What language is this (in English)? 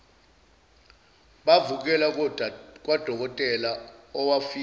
Zulu